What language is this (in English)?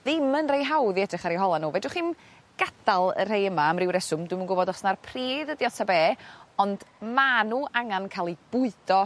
Welsh